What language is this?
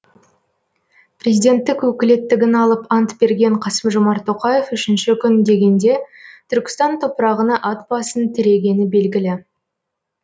Kazakh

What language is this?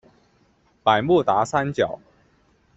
Chinese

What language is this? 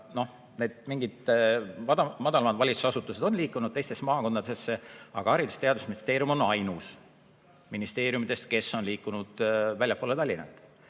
Estonian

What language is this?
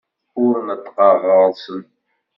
Kabyle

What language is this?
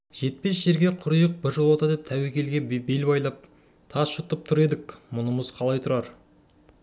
Kazakh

